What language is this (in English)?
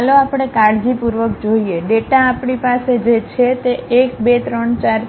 Gujarati